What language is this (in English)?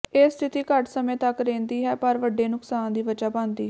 Punjabi